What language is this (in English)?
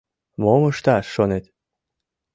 Mari